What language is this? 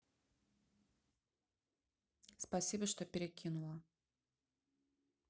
Russian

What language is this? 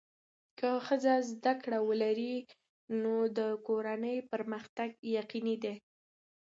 Pashto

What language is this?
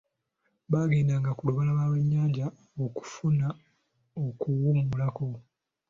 Ganda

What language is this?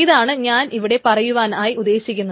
Malayalam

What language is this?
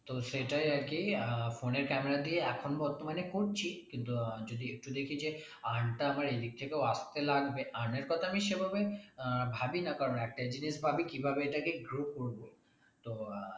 Bangla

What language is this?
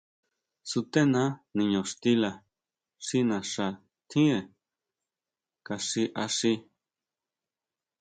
Huautla Mazatec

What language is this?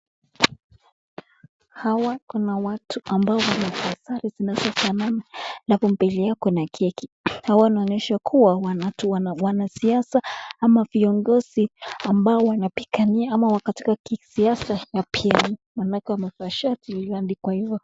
Swahili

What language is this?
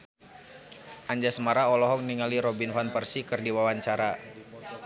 Sundanese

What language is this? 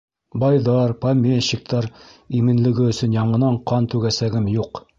Bashkir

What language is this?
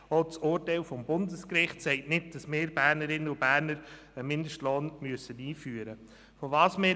Swiss German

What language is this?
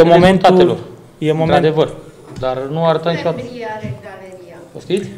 Romanian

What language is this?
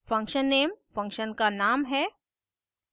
Hindi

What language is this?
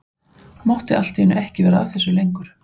Icelandic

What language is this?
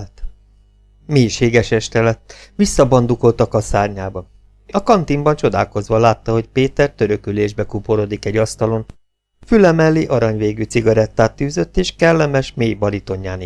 Hungarian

